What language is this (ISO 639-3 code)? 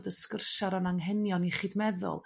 cym